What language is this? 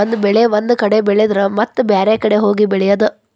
Kannada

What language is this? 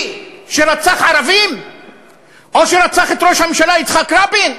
Hebrew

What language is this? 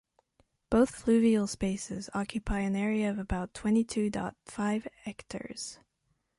English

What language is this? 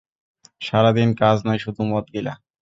Bangla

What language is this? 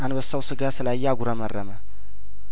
Amharic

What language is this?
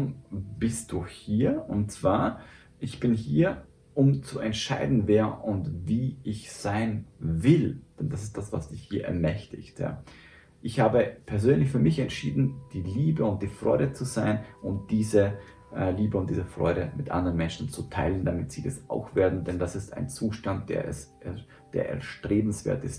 German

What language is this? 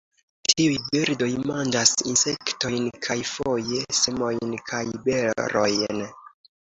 Esperanto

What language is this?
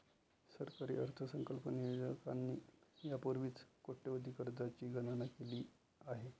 Marathi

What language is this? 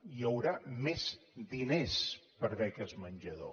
Catalan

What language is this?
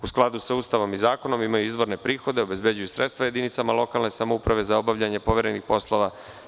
Serbian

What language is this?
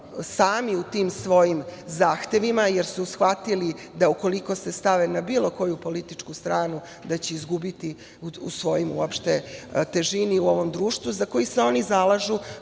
Serbian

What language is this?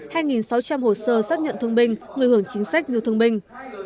Vietnamese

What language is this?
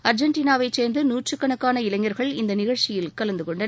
Tamil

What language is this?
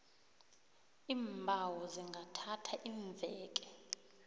South Ndebele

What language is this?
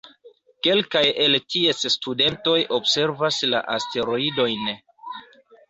Esperanto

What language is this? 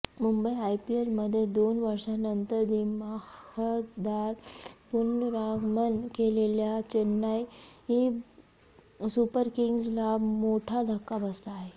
Marathi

